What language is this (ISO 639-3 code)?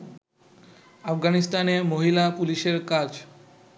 ben